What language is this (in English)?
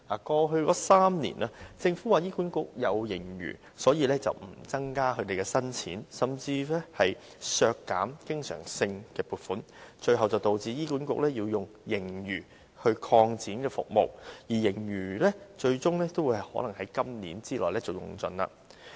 Cantonese